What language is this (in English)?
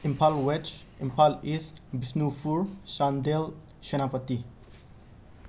Manipuri